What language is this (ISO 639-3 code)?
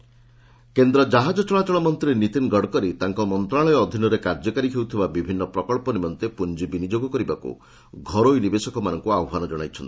ori